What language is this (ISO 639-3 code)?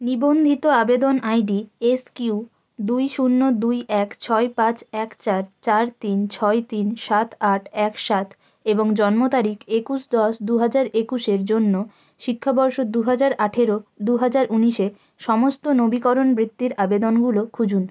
ben